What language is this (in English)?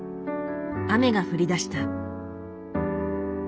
Japanese